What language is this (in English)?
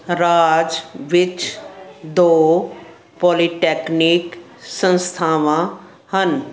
Punjabi